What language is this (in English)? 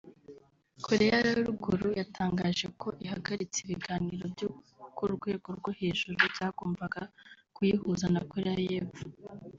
Kinyarwanda